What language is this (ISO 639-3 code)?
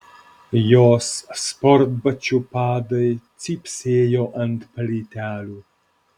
lit